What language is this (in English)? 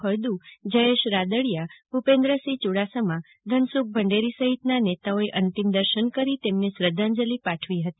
Gujarati